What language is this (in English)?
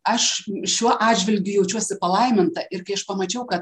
Lithuanian